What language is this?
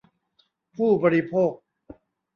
Thai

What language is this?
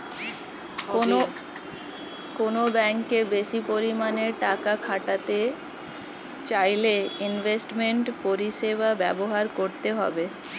Bangla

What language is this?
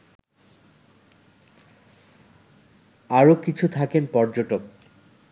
Bangla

